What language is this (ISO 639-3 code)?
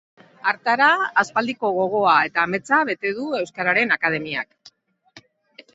eus